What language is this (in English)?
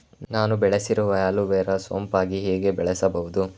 Kannada